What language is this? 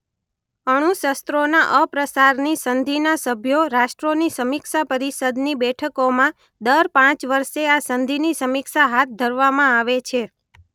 Gujarati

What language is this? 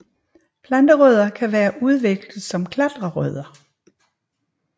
Danish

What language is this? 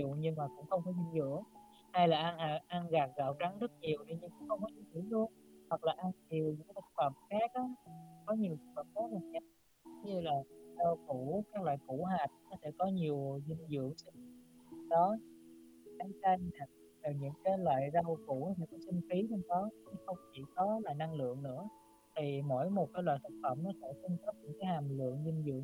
Vietnamese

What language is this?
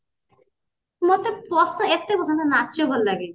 Odia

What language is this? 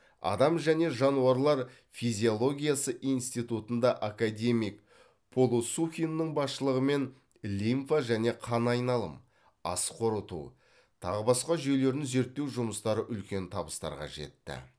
Kazakh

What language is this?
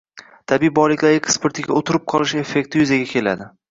Uzbek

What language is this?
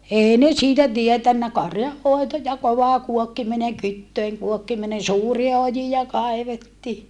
Finnish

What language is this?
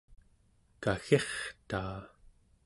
Central Yupik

